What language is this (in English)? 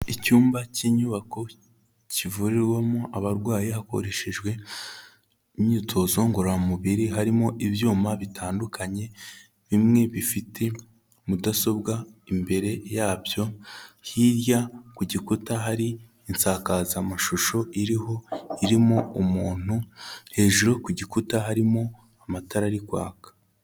Kinyarwanda